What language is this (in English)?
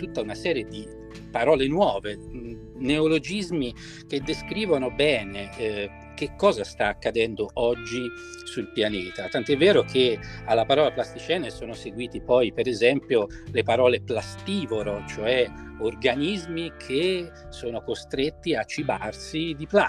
Italian